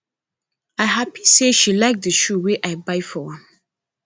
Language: Nigerian Pidgin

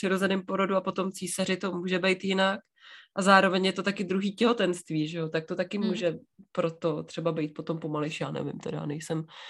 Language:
Czech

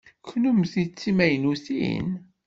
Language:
Kabyle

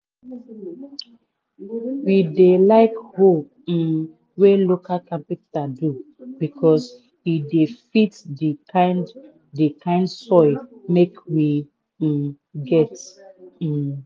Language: Nigerian Pidgin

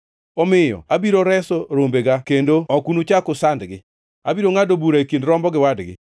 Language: Luo (Kenya and Tanzania)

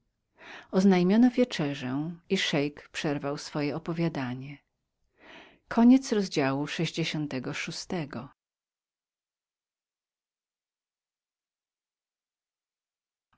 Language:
Polish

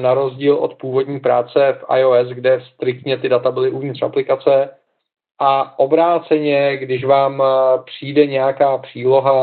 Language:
Czech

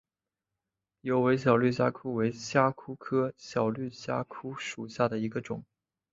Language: Chinese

